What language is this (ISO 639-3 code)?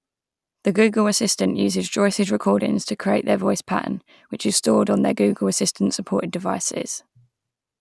eng